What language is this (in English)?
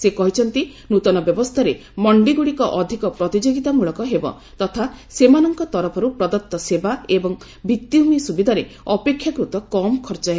Odia